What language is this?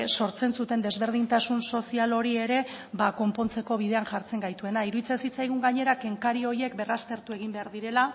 Basque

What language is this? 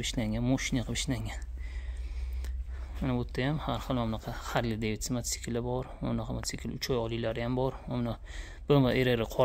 Turkish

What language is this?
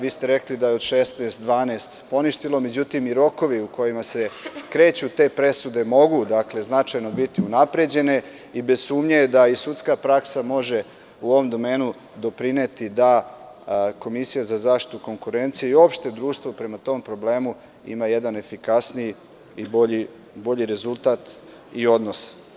Serbian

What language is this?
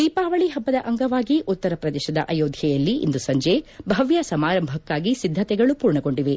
Kannada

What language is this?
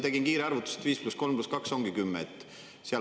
Estonian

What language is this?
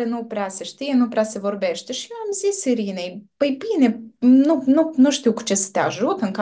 Romanian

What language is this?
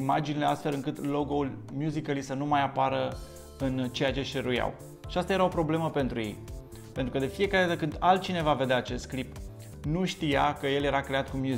Romanian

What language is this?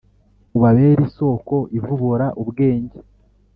Kinyarwanda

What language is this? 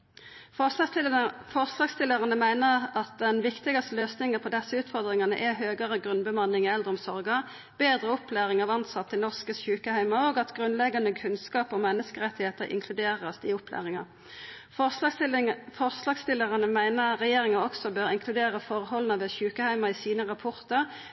Norwegian Nynorsk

